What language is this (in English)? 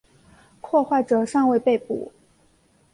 Chinese